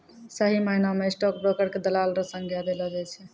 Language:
Maithili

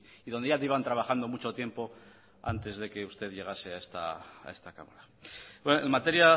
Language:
Spanish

